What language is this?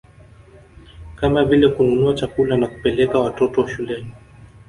Swahili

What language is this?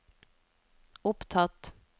Norwegian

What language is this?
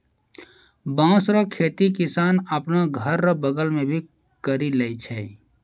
Maithili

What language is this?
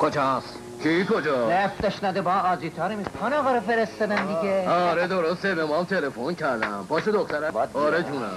Persian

